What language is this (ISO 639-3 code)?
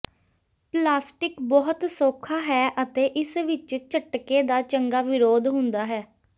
pan